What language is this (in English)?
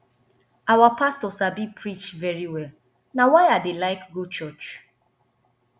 Nigerian Pidgin